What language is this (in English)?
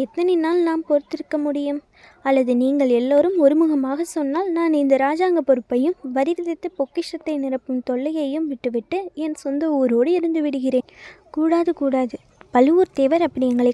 Tamil